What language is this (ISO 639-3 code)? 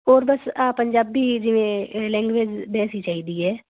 pan